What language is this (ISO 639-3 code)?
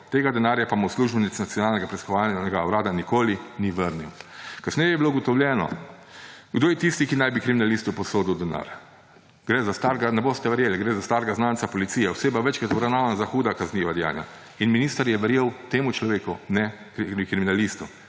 slv